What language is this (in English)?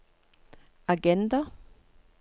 Norwegian